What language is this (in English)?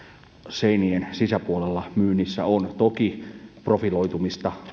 Finnish